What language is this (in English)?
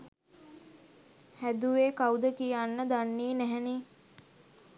Sinhala